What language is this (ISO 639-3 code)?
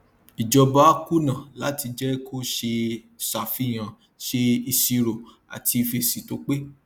yor